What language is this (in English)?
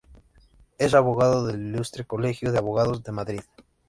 Spanish